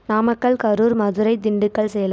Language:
Tamil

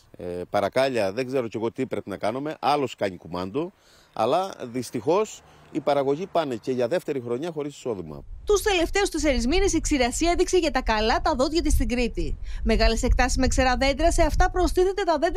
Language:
Greek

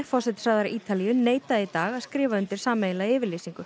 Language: Icelandic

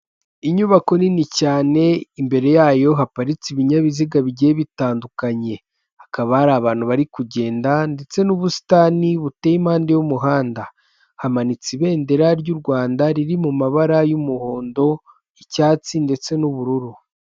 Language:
Kinyarwanda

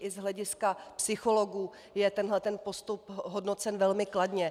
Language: Czech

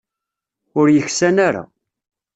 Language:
Kabyle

